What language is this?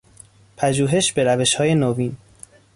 Persian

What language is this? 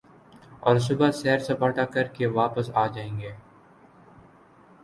Urdu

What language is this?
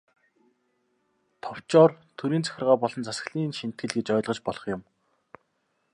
Mongolian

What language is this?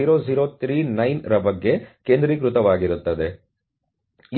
Kannada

